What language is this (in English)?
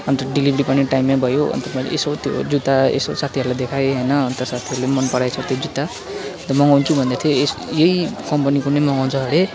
Nepali